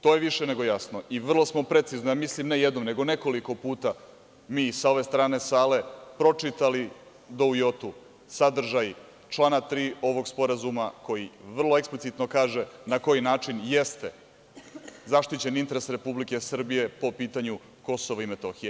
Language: Serbian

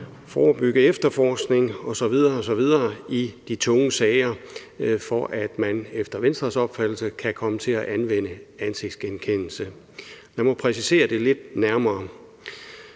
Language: Danish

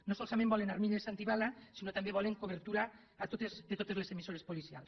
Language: Catalan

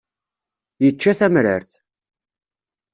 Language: Kabyle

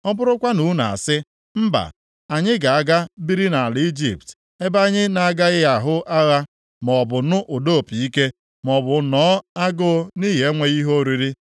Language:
Igbo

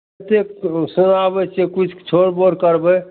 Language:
Maithili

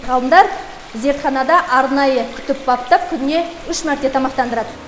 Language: Kazakh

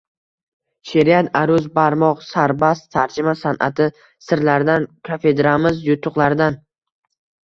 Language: Uzbek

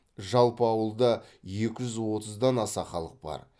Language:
Kazakh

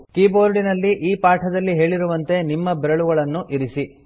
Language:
Kannada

